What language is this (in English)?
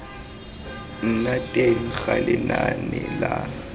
Tswana